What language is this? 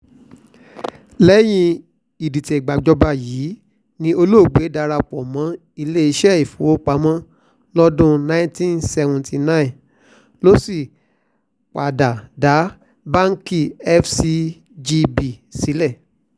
Yoruba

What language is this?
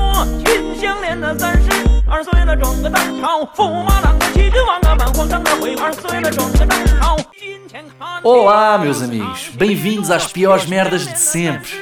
Portuguese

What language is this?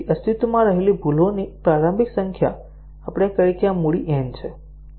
Gujarati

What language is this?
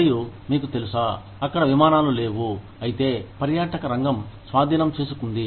Telugu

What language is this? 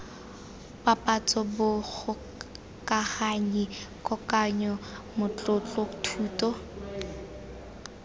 Tswana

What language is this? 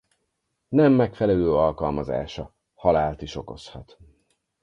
Hungarian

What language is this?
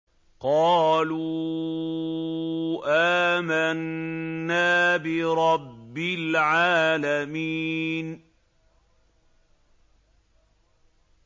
Arabic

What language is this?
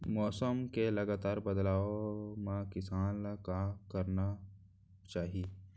Chhattisgarhi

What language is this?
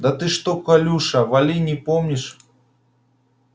Russian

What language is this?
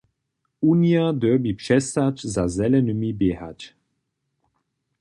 Upper Sorbian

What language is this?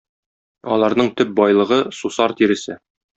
Tatar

